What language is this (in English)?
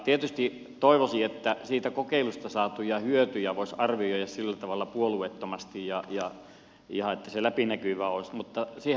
Finnish